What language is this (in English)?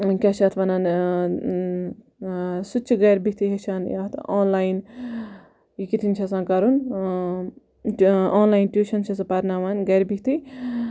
Kashmiri